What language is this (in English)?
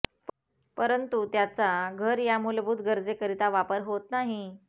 Marathi